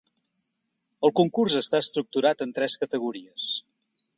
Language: Catalan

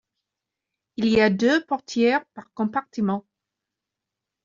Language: French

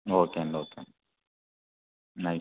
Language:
Telugu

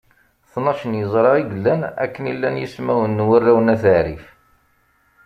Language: Kabyle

